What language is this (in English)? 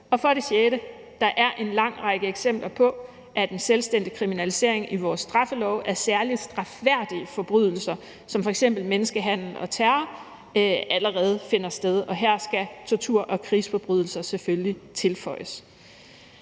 Danish